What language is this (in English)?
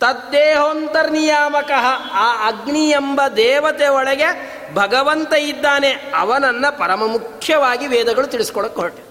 Kannada